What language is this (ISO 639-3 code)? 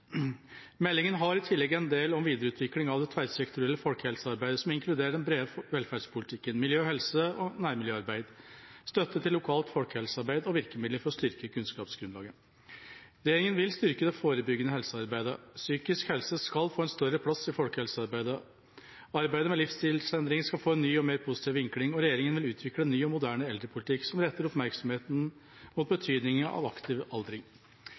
nob